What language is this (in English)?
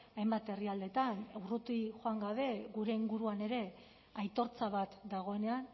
Basque